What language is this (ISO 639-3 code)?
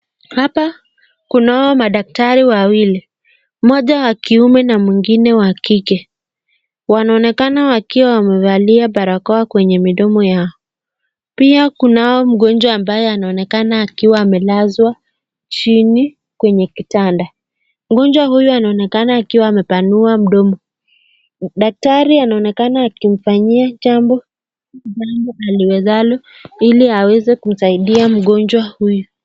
swa